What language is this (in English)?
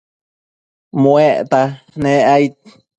Matsés